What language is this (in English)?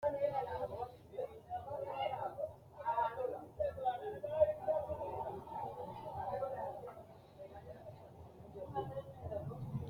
Sidamo